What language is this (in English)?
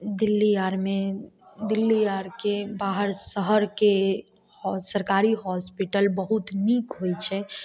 Maithili